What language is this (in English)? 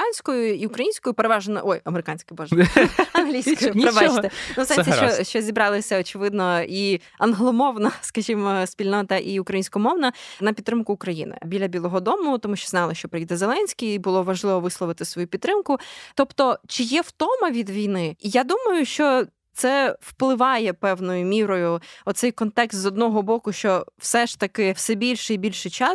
Ukrainian